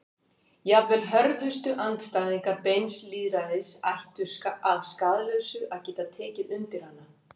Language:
Icelandic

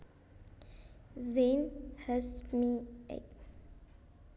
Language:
Javanese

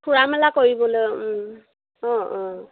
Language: Assamese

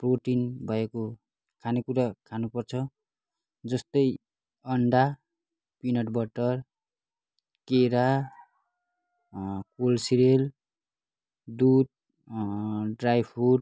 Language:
Nepali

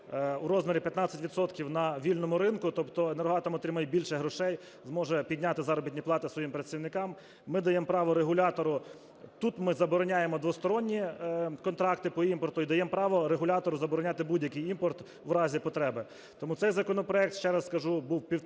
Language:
Ukrainian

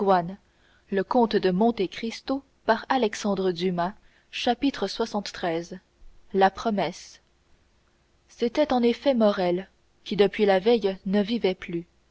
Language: French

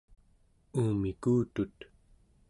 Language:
Central Yupik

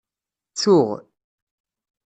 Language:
Kabyle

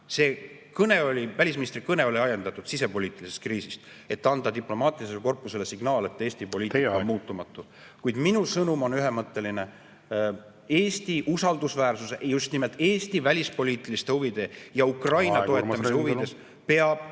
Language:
Estonian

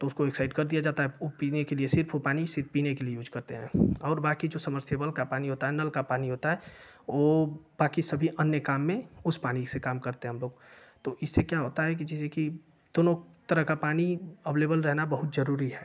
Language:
Hindi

